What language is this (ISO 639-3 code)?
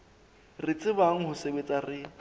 sot